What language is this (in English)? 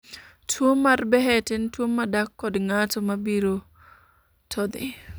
Luo (Kenya and Tanzania)